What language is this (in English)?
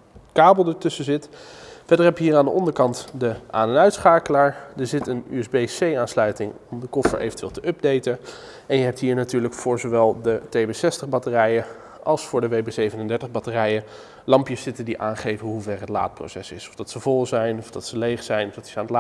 Dutch